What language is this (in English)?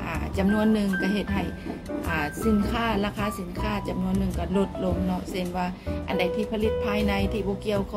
Thai